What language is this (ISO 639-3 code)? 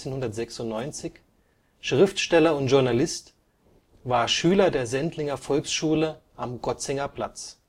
deu